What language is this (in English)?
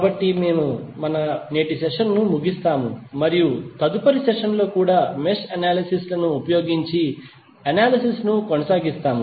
Telugu